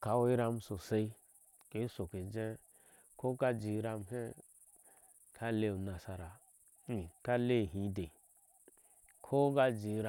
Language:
Ashe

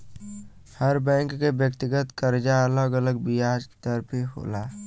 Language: Bhojpuri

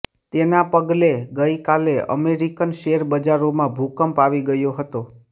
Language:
Gujarati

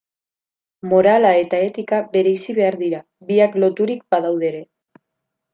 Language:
Basque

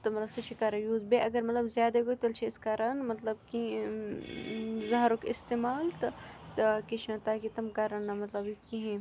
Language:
Kashmiri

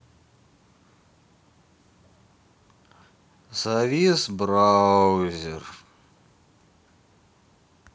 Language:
Russian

